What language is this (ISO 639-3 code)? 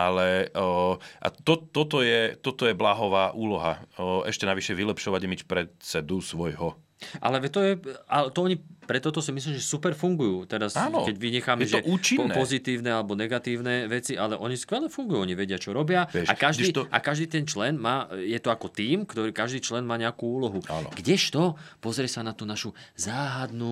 slk